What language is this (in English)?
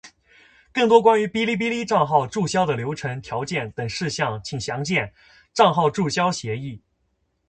Chinese